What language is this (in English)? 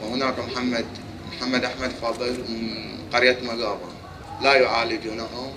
Arabic